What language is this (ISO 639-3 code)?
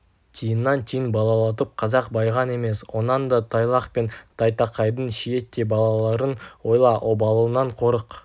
kaz